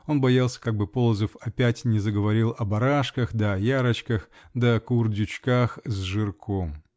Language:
Russian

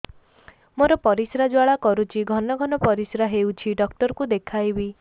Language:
Odia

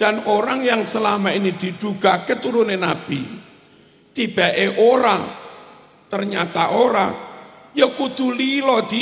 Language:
Indonesian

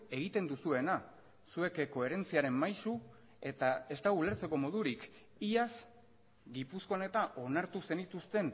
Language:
Basque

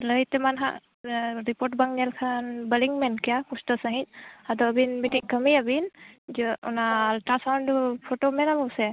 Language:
Santali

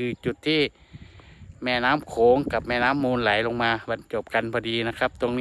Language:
Thai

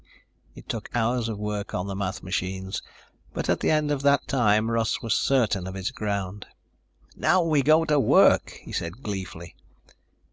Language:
English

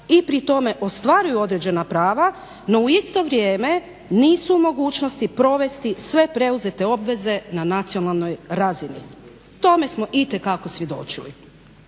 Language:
Croatian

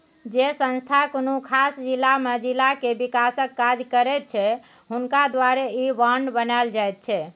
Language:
Maithili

